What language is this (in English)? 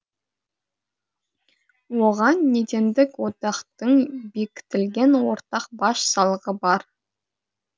Kazakh